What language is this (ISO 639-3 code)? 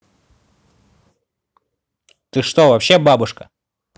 rus